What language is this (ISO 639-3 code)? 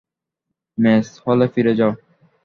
ben